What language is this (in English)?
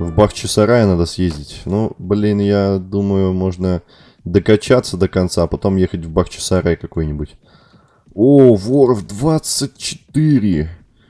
Russian